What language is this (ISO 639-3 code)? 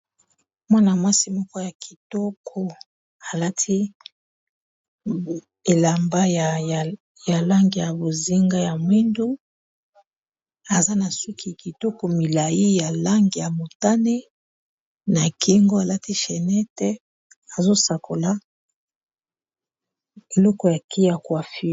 lin